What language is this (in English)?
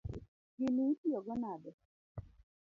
Luo (Kenya and Tanzania)